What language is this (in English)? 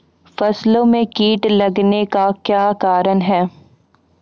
Maithili